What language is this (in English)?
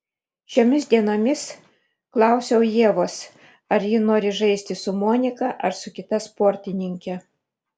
Lithuanian